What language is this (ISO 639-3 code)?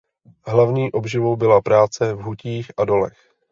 ces